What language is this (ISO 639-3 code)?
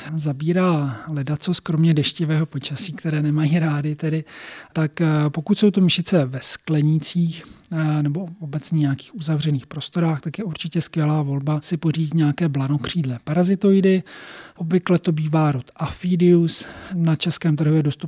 ces